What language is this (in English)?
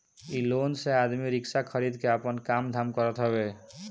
Bhojpuri